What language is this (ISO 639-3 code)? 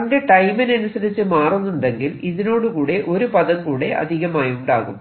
mal